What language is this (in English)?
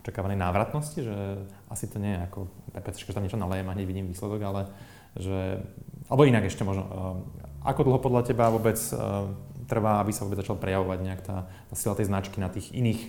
Slovak